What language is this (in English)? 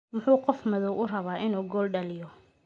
Somali